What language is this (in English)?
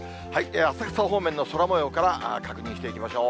Japanese